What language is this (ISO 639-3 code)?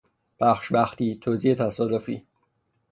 fas